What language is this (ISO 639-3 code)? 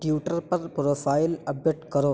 urd